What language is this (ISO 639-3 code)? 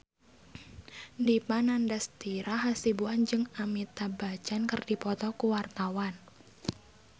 sun